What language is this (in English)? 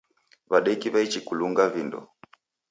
Taita